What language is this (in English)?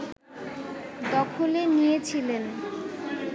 Bangla